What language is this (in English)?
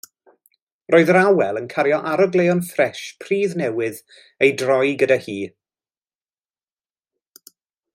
Welsh